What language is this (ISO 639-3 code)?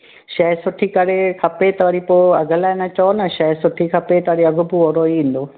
snd